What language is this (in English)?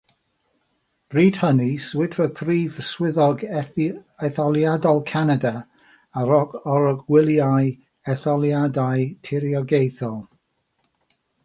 Welsh